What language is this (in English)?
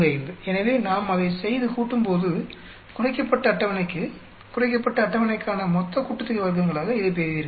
Tamil